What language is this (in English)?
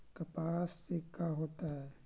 Magahi